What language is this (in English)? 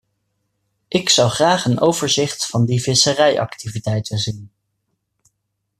Dutch